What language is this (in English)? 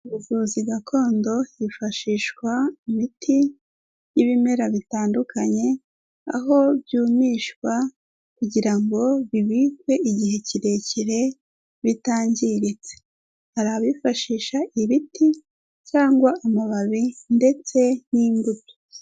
Kinyarwanda